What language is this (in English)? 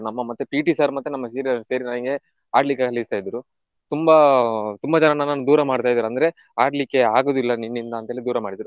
Kannada